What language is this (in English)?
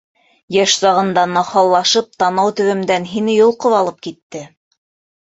Bashkir